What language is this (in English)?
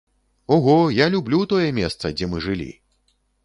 Belarusian